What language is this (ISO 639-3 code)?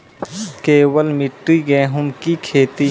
mai